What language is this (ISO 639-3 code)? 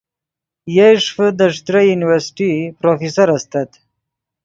ydg